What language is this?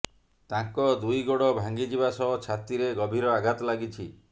Odia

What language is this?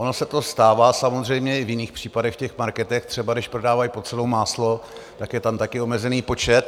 Czech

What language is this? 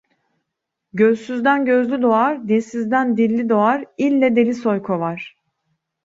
Turkish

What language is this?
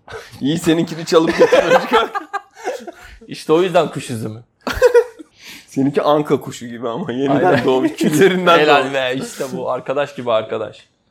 Turkish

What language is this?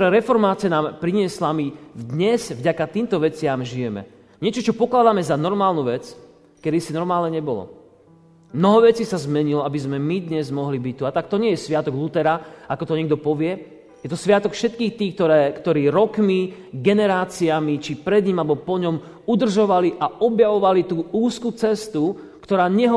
Slovak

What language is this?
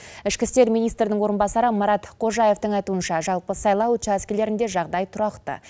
Kazakh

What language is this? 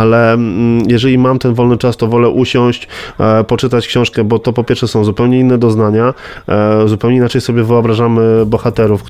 Polish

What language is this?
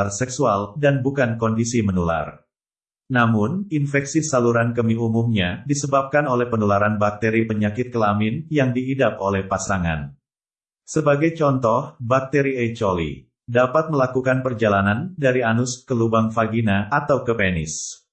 Indonesian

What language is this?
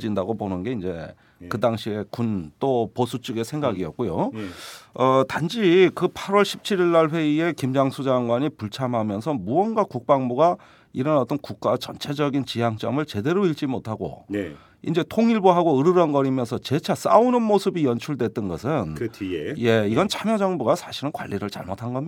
Korean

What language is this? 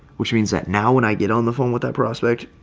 English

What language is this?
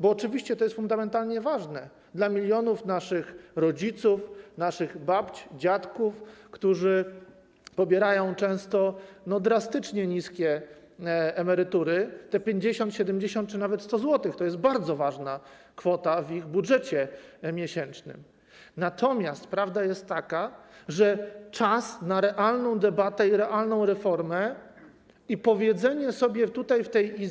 Polish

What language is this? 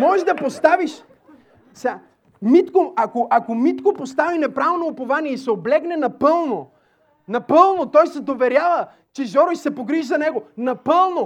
Bulgarian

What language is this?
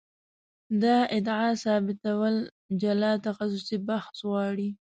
Pashto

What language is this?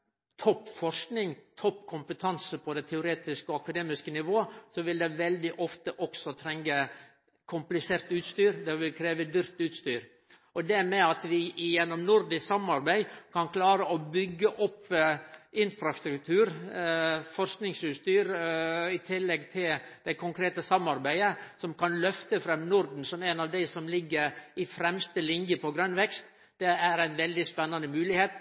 Norwegian Nynorsk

